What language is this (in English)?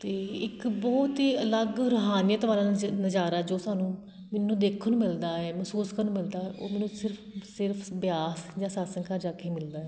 Punjabi